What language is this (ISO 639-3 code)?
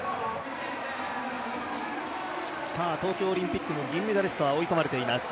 jpn